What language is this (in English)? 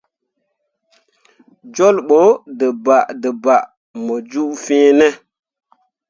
Mundang